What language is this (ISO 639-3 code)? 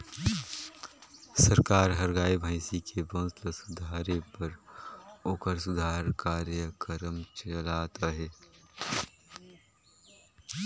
hne